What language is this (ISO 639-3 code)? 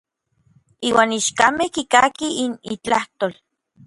nlv